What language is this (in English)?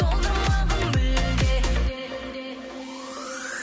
Kazakh